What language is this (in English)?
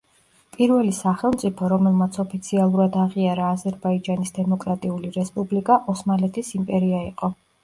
Georgian